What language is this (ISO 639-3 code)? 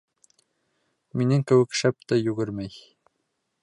bak